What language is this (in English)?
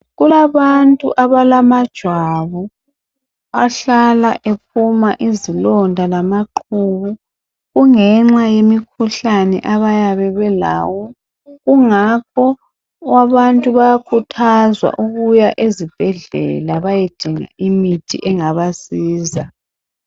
North Ndebele